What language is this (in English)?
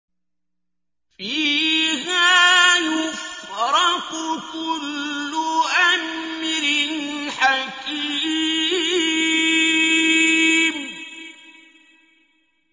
Arabic